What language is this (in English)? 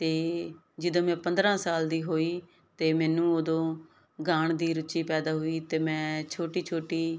Punjabi